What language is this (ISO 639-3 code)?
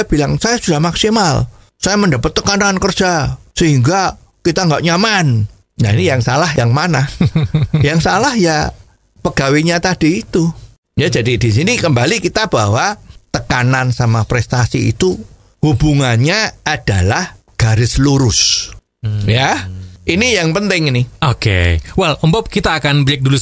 ind